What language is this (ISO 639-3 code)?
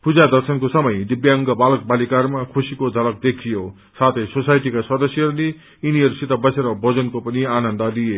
nep